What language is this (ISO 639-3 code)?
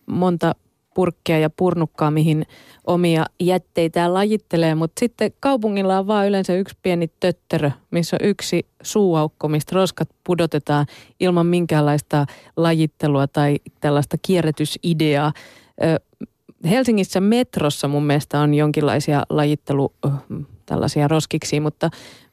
fin